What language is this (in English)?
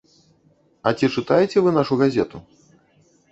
Belarusian